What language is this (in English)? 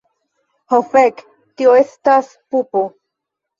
Esperanto